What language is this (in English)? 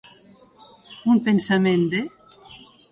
Catalan